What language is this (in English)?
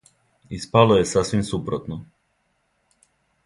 Serbian